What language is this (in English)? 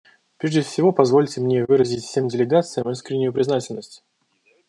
Russian